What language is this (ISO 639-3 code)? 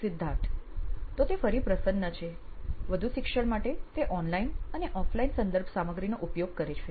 guj